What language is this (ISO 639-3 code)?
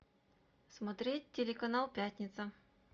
rus